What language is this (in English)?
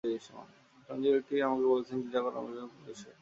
Bangla